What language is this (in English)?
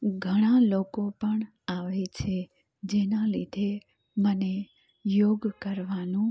Gujarati